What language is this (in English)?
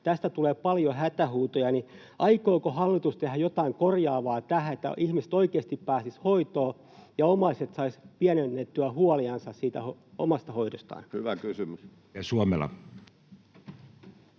Finnish